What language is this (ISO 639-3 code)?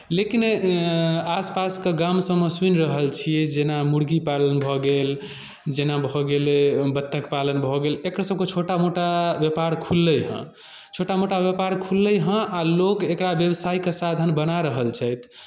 mai